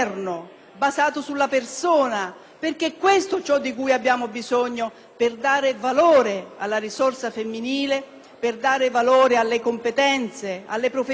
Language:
Italian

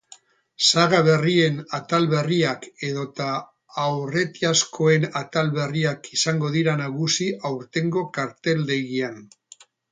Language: Basque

